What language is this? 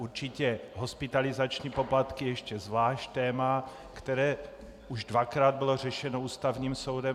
Czech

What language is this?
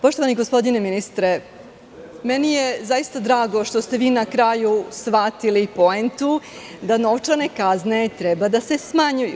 Serbian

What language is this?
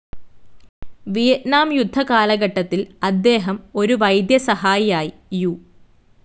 Malayalam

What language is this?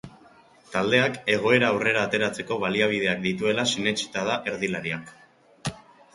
Basque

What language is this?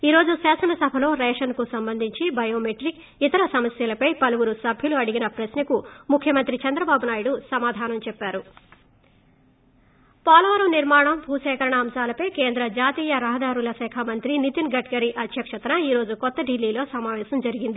Telugu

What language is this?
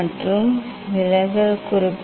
Tamil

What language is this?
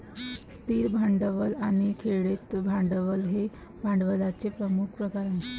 Marathi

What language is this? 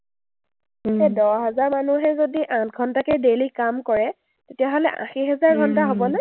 Assamese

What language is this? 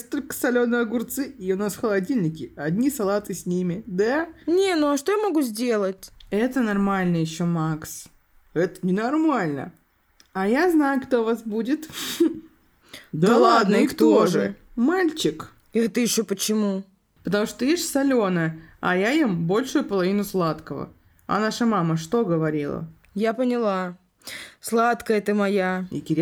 Russian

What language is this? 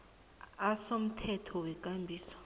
South Ndebele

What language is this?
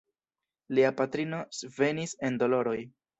Esperanto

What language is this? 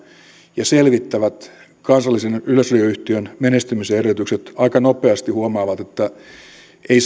Finnish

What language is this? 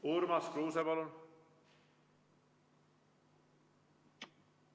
Estonian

